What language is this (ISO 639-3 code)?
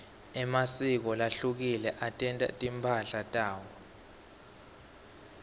ssw